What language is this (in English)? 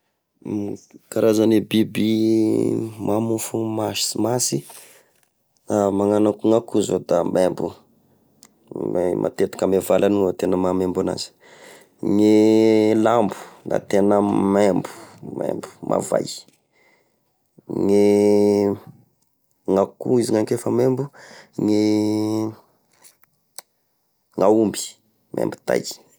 Tesaka Malagasy